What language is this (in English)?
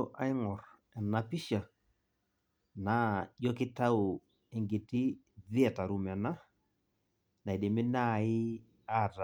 Masai